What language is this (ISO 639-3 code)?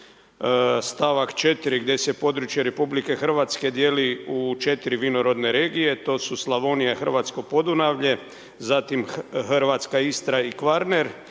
hrv